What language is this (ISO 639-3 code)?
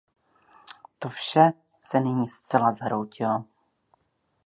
ces